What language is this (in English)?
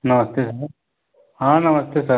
Hindi